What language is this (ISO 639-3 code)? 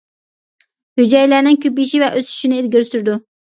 uig